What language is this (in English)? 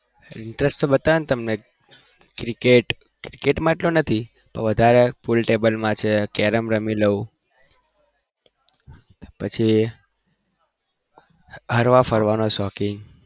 Gujarati